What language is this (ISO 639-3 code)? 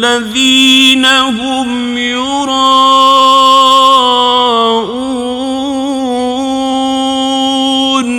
ara